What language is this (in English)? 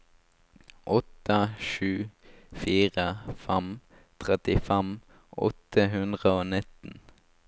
Norwegian